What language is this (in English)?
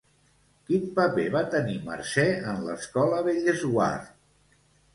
Catalan